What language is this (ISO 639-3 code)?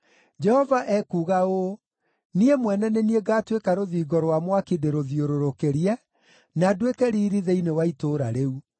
kik